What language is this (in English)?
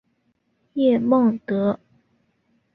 Chinese